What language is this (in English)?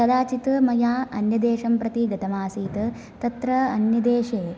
Sanskrit